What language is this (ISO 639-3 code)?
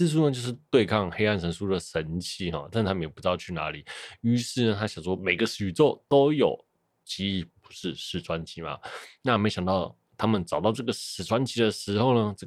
zho